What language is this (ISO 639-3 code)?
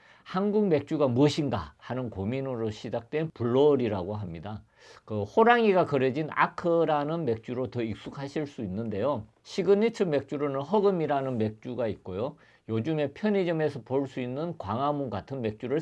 kor